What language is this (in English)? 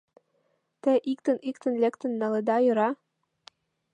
Mari